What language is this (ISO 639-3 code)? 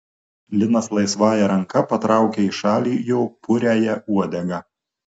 lit